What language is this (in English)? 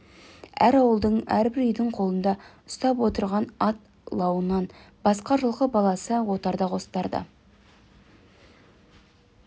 Kazakh